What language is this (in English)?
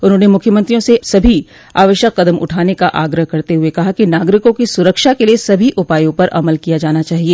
Hindi